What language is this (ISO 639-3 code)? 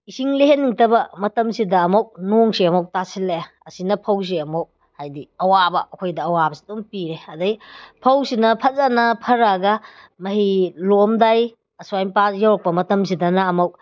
mni